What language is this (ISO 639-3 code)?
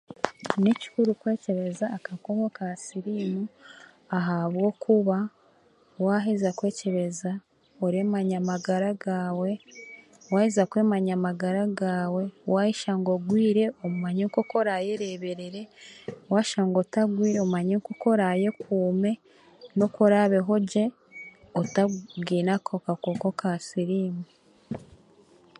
cgg